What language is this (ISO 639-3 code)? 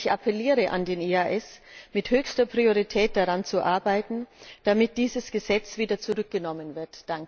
deu